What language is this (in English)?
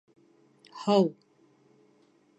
Bashkir